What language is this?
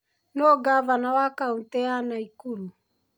Kikuyu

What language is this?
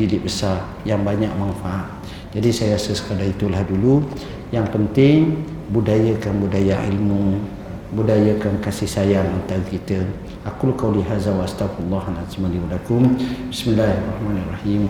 Malay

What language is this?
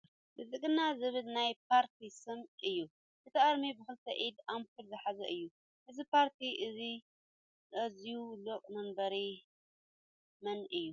Tigrinya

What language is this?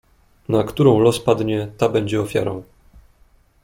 Polish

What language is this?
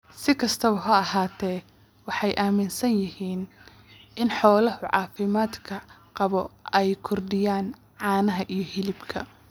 Somali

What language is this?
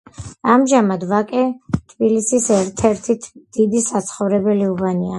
Georgian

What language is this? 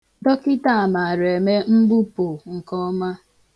Igbo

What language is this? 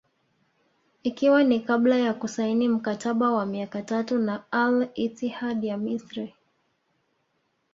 Swahili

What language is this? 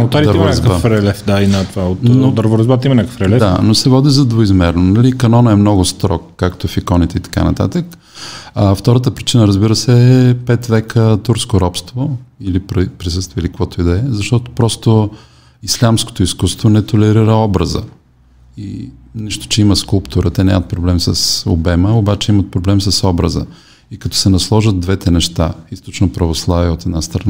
Bulgarian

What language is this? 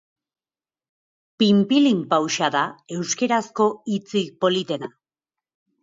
Basque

